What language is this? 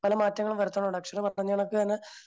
Malayalam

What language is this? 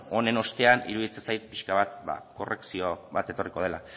Basque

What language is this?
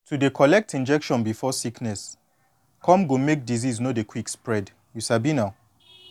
Nigerian Pidgin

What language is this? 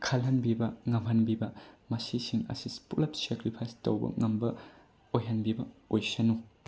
Manipuri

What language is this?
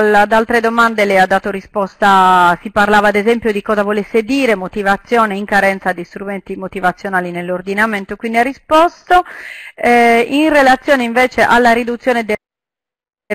Italian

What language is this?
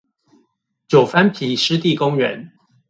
Chinese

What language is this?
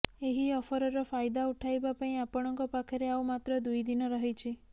Odia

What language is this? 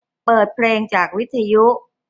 Thai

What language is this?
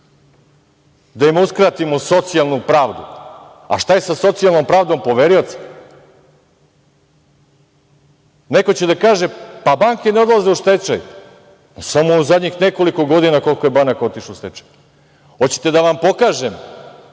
Serbian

